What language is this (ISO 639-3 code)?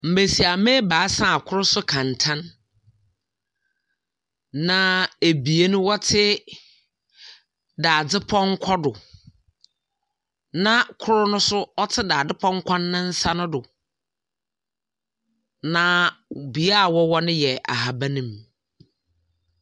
aka